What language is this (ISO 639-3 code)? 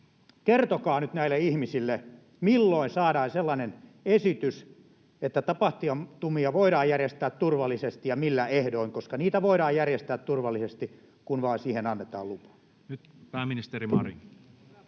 fin